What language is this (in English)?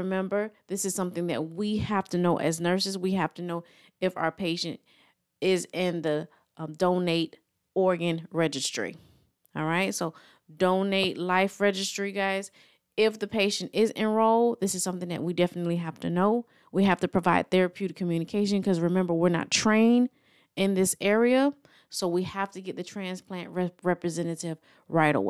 English